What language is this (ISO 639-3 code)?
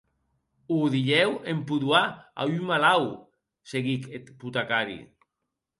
oci